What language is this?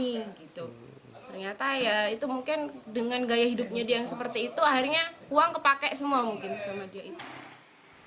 Indonesian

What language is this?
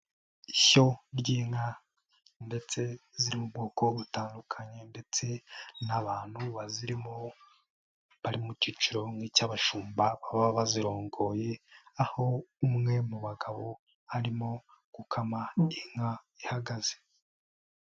Kinyarwanda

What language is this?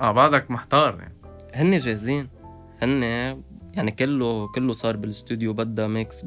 Arabic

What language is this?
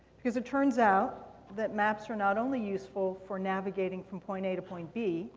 English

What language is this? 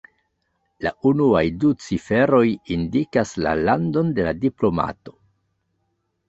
Esperanto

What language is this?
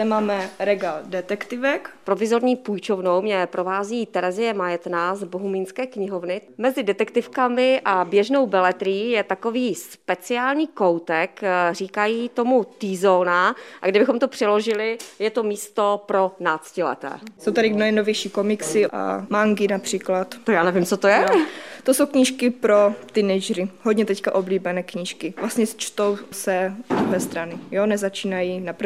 Czech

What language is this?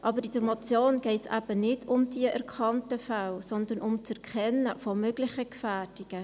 Swiss German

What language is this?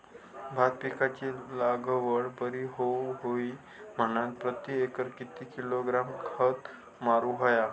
Marathi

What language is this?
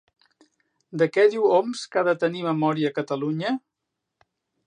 Catalan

